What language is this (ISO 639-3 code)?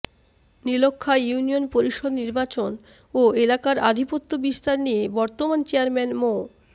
ben